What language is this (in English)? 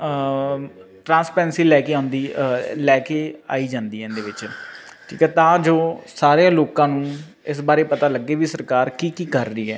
Punjabi